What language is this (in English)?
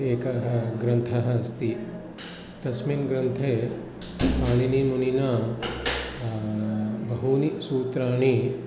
Sanskrit